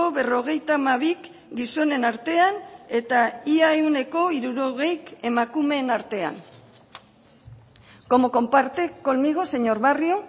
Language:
Basque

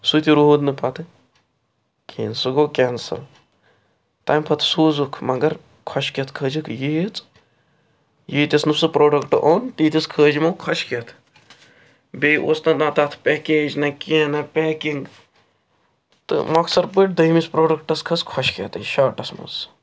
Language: Kashmiri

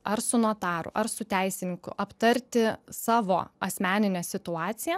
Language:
Lithuanian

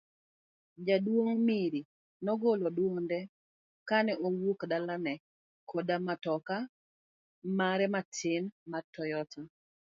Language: Luo (Kenya and Tanzania)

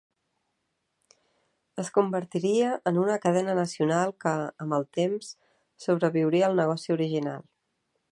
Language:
Catalan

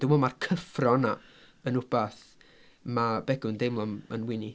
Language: Welsh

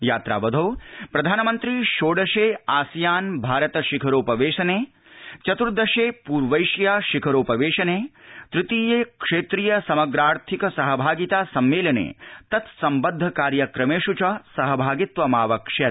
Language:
Sanskrit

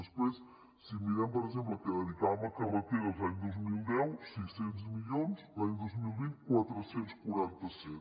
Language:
Catalan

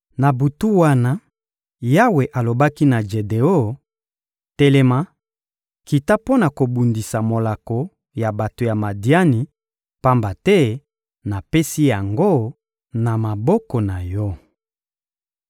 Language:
Lingala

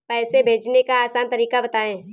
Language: Hindi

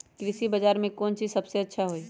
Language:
Magahi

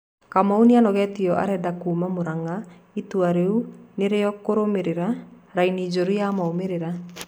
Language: Kikuyu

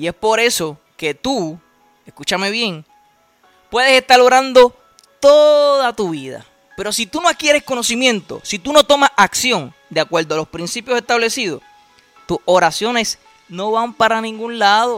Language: Spanish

